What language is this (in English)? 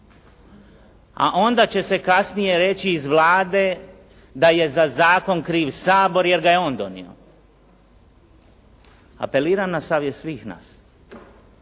Croatian